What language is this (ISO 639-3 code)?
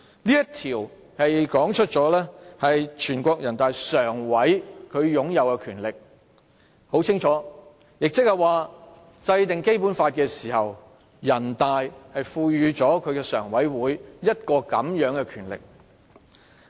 yue